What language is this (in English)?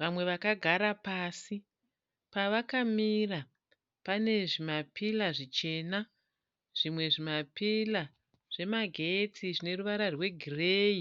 Shona